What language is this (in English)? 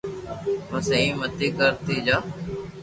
Loarki